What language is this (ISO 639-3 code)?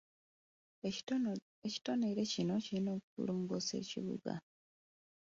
lug